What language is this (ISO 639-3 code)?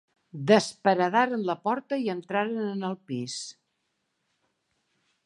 cat